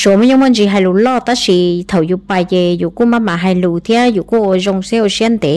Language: Vietnamese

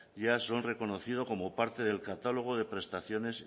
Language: Spanish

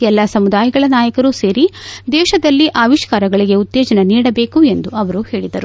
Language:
Kannada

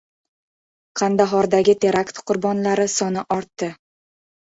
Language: Uzbek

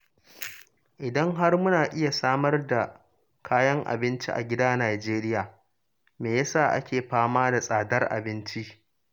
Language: Hausa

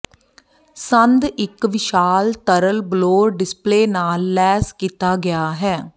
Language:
Punjabi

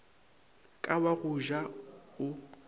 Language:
Northern Sotho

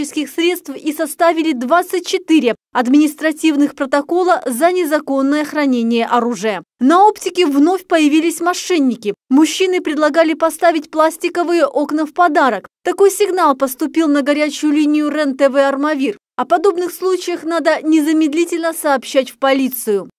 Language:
Russian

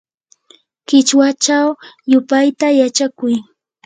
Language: Yanahuanca Pasco Quechua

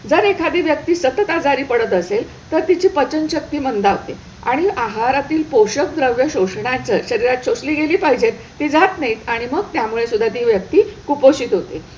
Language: Marathi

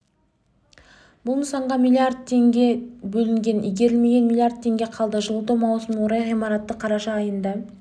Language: Kazakh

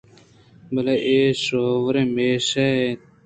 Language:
Eastern Balochi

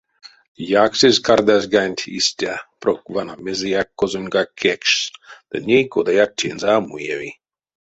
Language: Erzya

